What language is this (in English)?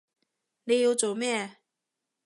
Cantonese